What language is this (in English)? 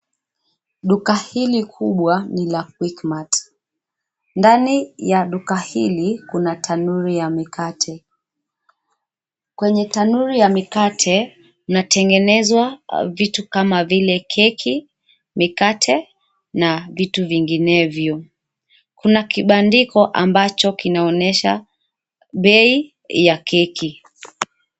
Swahili